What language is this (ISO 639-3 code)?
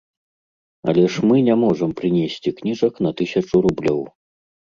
bel